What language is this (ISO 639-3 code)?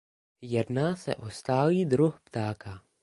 ces